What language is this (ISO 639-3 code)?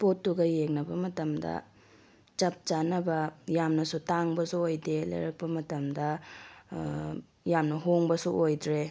mni